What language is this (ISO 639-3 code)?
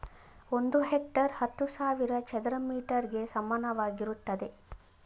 kan